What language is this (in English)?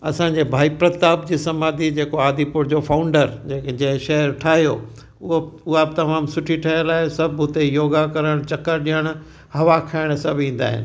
Sindhi